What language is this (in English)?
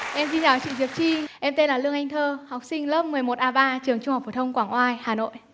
Vietnamese